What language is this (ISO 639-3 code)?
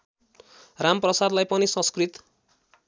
nep